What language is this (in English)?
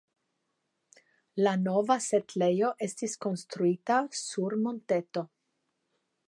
Esperanto